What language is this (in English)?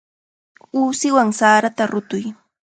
Chiquián Ancash Quechua